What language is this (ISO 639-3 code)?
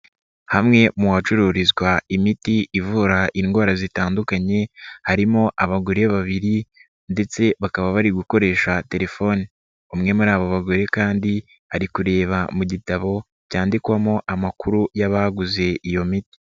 kin